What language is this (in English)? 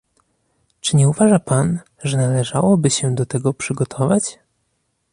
Polish